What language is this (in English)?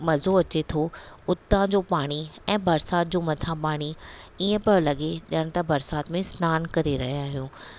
Sindhi